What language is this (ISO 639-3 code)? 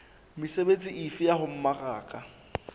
sot